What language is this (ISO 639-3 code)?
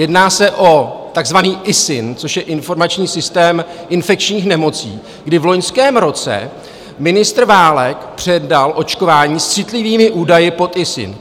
ces